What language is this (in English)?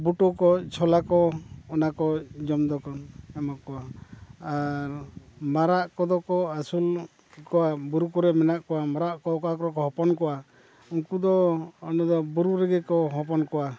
Santali